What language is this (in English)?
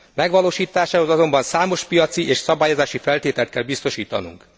Hungarian